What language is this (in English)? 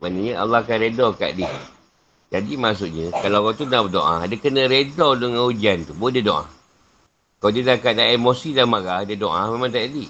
Malay